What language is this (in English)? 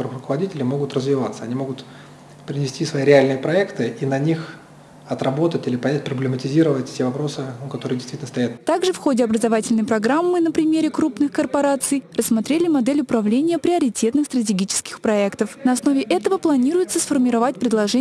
Russian